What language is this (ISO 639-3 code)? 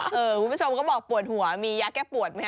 tha